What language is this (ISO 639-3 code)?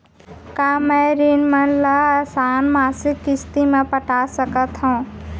hne